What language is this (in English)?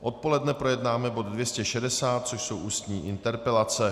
Czech